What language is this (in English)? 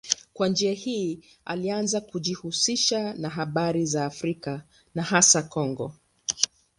Swahili